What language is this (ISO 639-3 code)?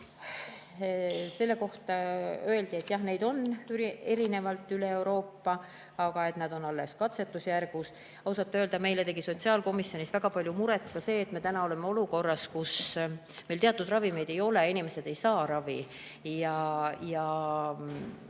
est